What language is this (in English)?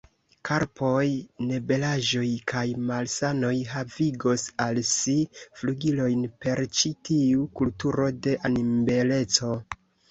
Esperanto